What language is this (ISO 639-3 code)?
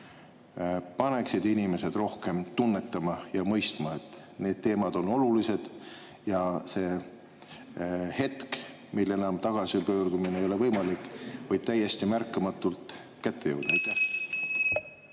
est